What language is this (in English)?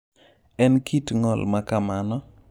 Luo (Kenya and Tanzania)